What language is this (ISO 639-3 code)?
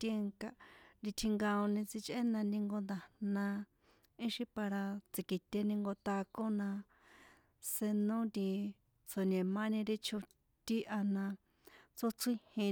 poe